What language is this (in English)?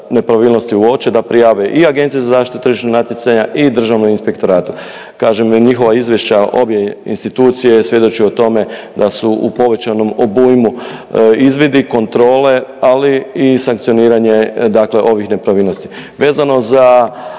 Croatian